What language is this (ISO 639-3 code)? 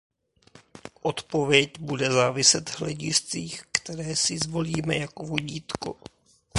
ces